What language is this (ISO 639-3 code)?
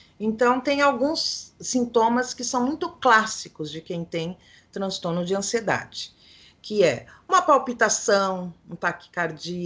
por